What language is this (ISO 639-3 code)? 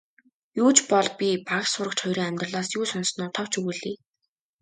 mon